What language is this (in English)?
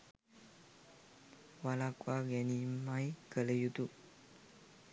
Sinhala